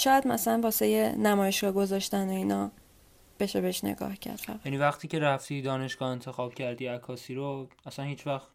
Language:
Persian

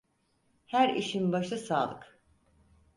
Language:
Turkish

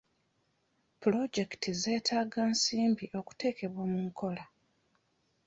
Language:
Ganda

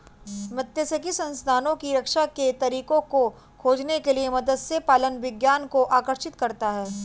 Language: Hindi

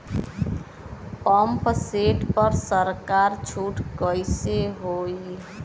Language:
Bhojpuri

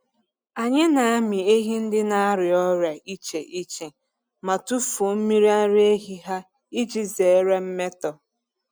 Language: Igbo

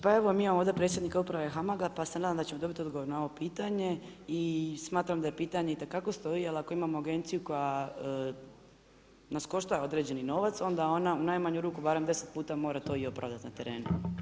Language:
Croatian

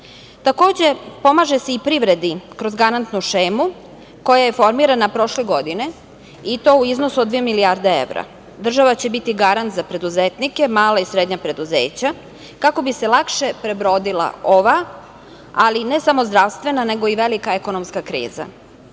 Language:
Serbian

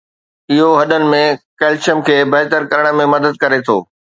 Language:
Sindhi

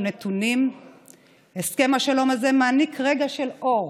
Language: Hebrew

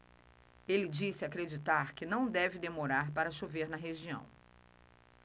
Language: Portuguese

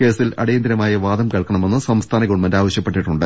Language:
Malayalam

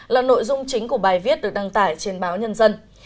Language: Vietnamese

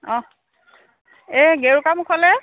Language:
Assamese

